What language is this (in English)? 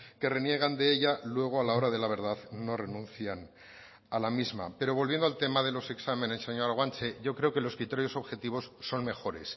Spanish